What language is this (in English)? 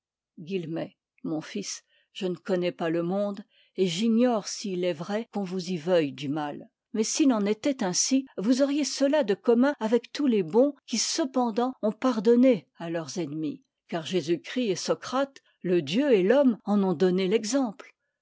French